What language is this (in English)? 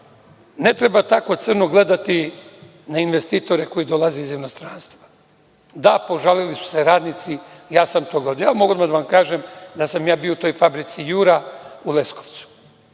Serbian